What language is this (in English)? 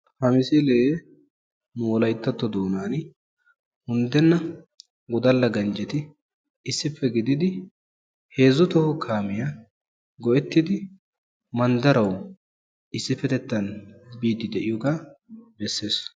Wolaytta